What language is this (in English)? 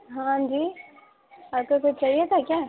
Urdu